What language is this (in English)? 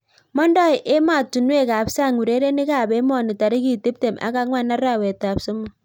Kalenjin